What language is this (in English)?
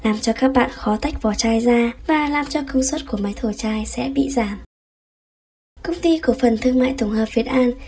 Vietnamese